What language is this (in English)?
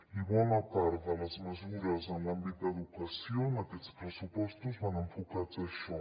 Catalan